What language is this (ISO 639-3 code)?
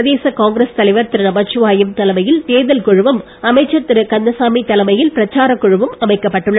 tam